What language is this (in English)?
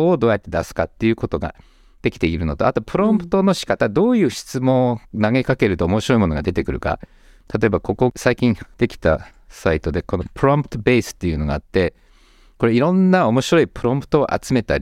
Japanese